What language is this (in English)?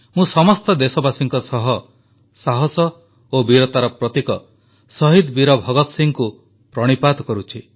Odia